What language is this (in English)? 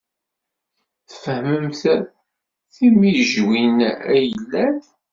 Kabyle